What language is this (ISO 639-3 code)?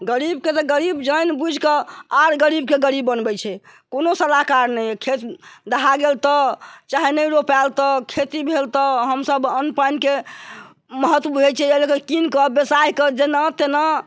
mai